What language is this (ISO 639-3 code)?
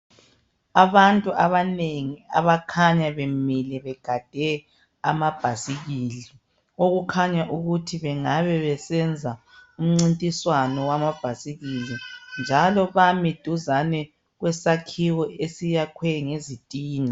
nde